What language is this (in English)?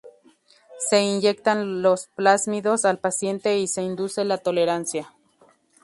Spanish